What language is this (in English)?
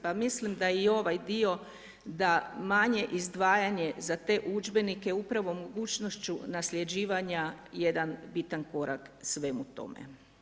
Croatian